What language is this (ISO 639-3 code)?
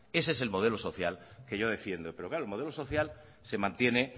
spa